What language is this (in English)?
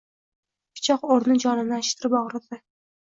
Uzbek